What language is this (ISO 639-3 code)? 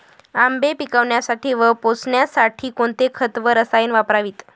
mar